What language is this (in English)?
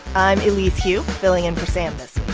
English